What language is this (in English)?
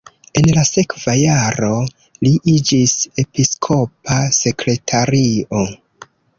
Esperanto